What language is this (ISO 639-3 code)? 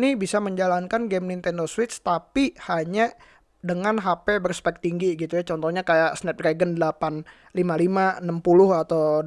ind